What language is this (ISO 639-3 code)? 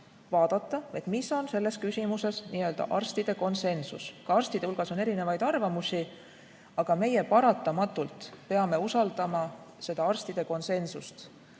est